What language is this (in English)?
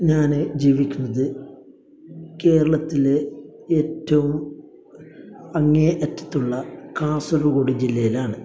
Malayalam